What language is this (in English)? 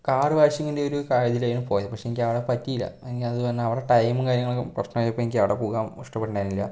Malayalam